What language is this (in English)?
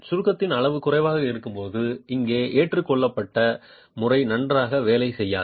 Tamil